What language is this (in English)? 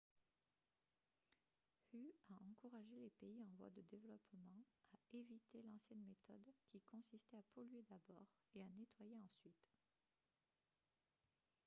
French